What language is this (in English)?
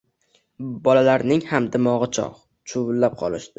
Uzbek